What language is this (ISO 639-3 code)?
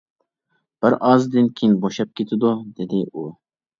uig